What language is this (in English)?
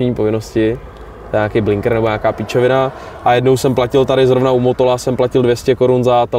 Czech